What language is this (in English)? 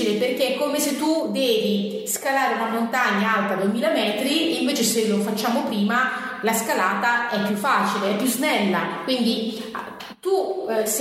Italian